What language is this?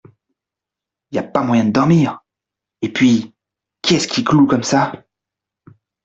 French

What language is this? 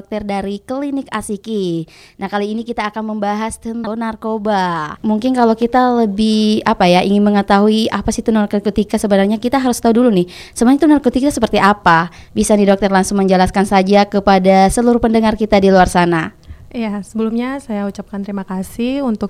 Indonesian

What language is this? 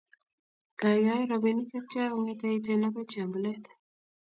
Kalenjin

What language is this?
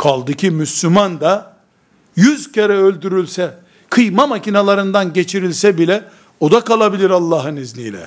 Turkish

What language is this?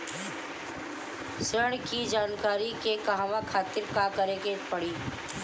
Bhojpuri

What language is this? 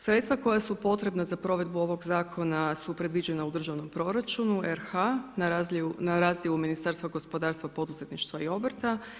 Croatian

